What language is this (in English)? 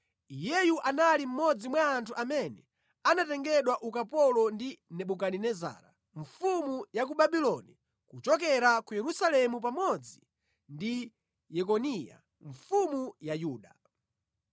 Nyanja